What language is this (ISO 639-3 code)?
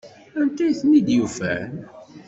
kab